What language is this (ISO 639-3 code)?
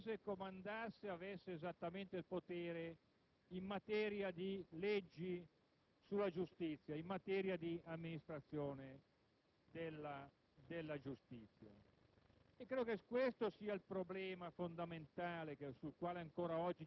ita